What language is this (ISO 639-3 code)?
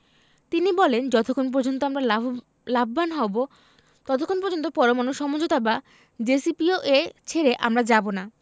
ben